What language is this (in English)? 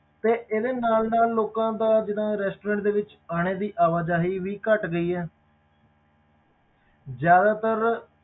Punjabi